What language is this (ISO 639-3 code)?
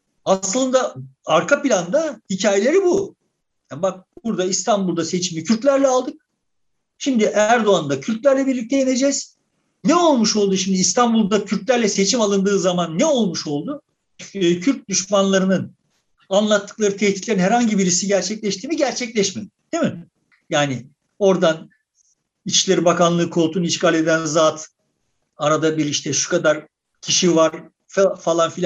tur